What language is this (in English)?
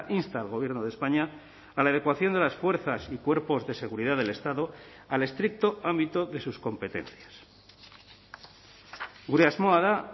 Spanish